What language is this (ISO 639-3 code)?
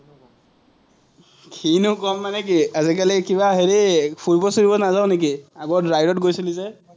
asm